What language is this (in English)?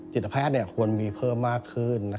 Thai